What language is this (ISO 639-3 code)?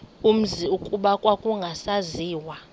xho